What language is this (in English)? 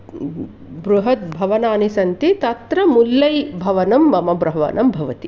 Sanskrit